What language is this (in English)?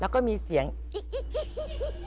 Thai